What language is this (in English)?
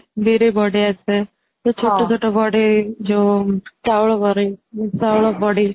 Odia